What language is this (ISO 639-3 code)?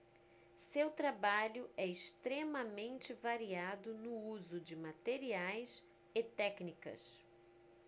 por